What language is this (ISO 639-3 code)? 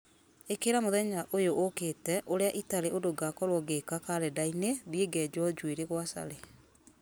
kik